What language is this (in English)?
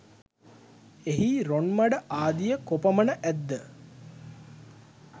Sinhala